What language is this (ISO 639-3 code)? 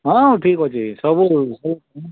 ori